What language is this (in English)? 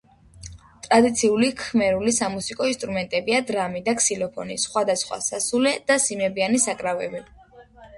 Georgian